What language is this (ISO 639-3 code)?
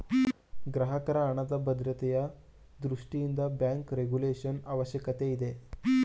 kan